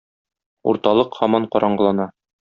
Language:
Tatar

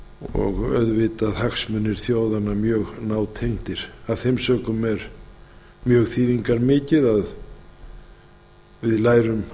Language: Icelandic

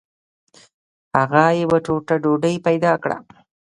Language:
Pashto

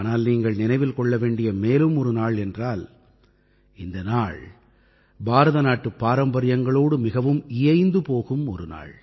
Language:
Tamil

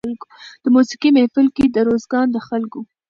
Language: Pashto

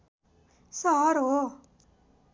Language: Nepali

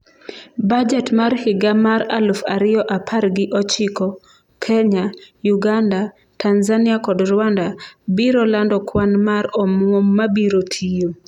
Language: Luo (Kenya and Tanzania)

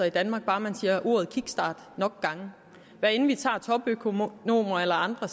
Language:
Danish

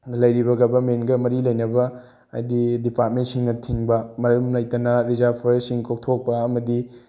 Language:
Manipuri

